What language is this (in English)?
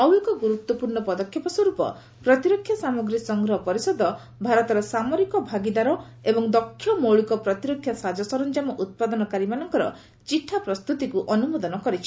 Odia